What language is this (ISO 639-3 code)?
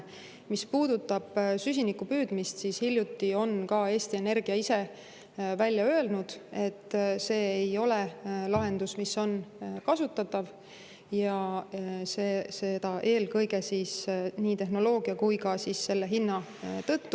est